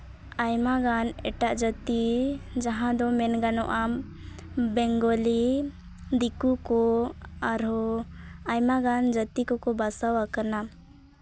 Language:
Santali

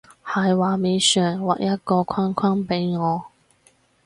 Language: Cantonese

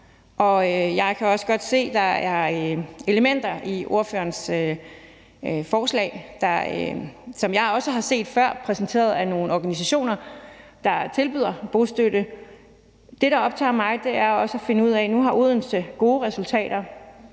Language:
Danish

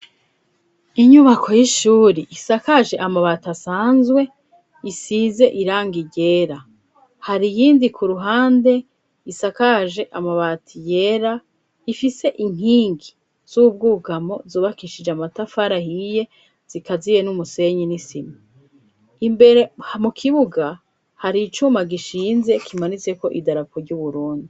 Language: Rundi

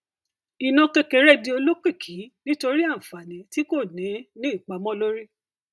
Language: Yoruba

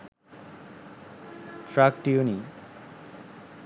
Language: Sinhala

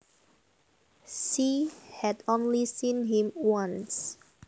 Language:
Javanese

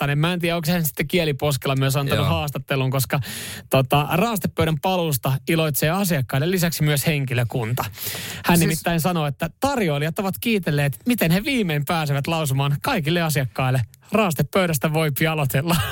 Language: Finnish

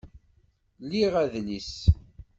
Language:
Kabyle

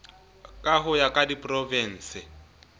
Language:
Southern Sotho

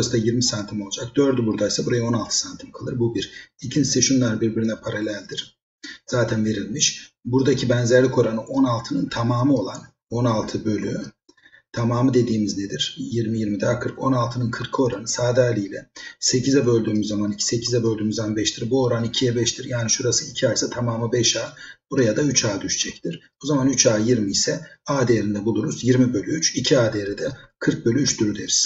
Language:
Turkish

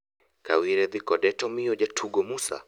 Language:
Luo (Kenya and Tanzania)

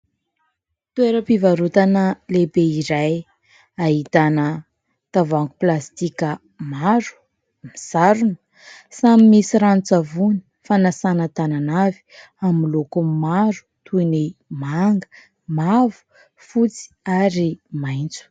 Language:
Malagasy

